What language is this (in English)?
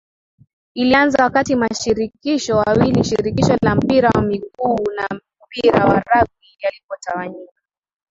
Swahili